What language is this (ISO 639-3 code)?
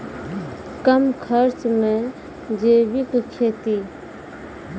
mai